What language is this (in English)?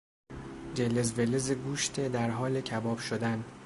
Persian